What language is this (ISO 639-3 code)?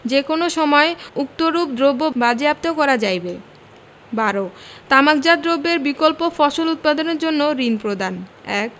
ben